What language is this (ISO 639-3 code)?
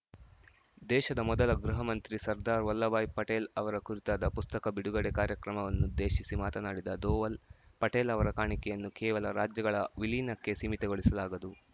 kan